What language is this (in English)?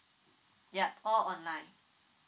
English